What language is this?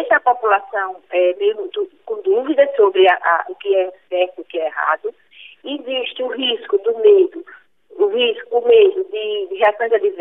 Portuguese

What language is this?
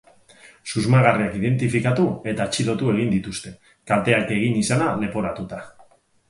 Basque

